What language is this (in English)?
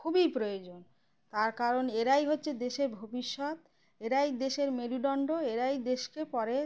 Bangla